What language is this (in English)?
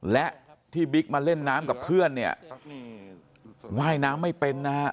Thai